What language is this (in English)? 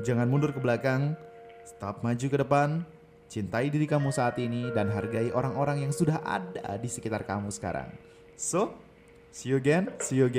Indonesian